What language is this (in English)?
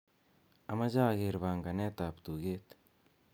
Kalenjin